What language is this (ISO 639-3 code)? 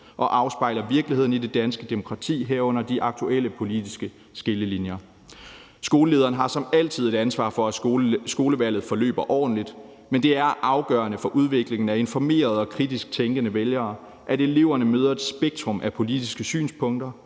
dan